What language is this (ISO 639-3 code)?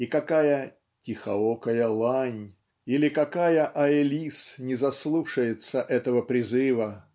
rus